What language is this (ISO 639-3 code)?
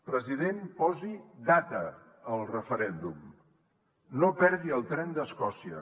cat